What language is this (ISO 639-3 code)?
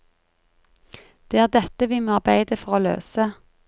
nor